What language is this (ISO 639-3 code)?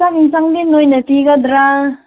mni